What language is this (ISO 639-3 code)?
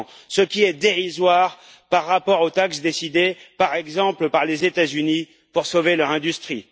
fra